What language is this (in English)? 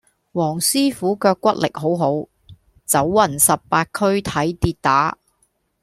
Cantonese